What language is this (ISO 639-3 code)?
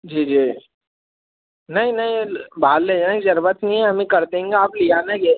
hin